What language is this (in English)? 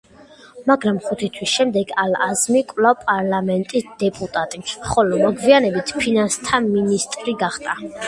Georgian